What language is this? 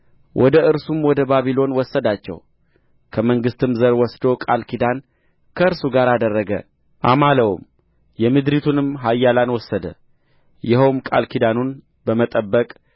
Amharic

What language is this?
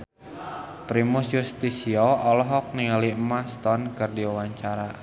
Sundanese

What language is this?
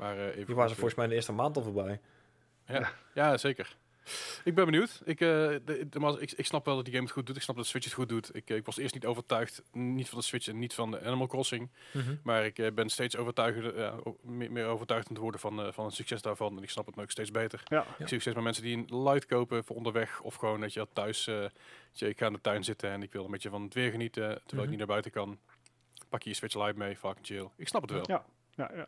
Dutch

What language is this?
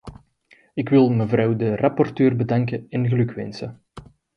Dutch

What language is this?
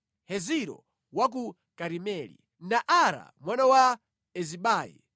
Nyanja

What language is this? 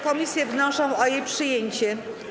Polish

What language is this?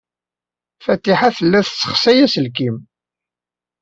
Kabyle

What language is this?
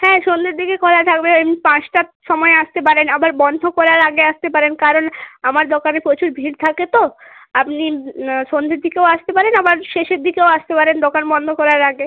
Bangla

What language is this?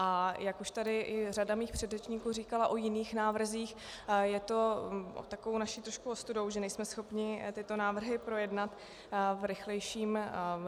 Czech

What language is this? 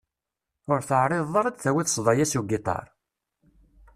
Kabyle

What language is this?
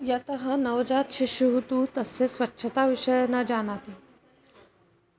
Sanskrit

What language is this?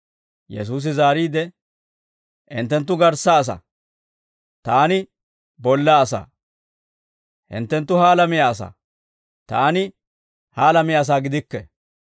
Dawro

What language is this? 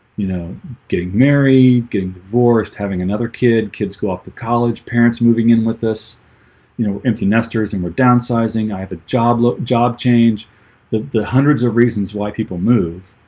English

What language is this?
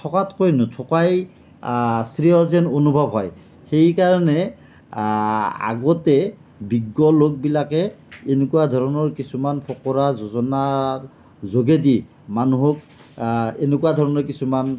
Assamese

